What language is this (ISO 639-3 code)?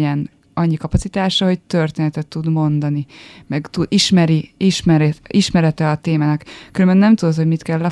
hun